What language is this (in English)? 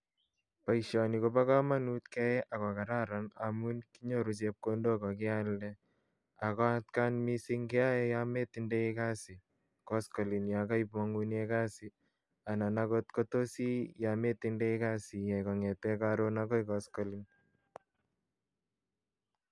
Kalenjin